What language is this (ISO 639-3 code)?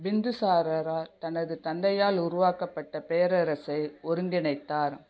tam